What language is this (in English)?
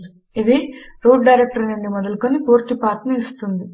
Telugu